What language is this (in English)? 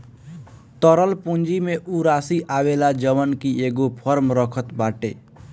Bhojpuri